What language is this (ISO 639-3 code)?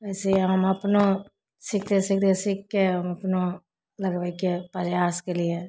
mai